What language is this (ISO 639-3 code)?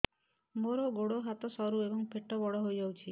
ori